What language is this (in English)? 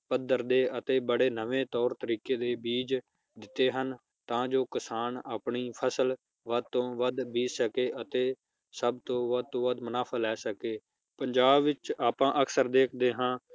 Punjabi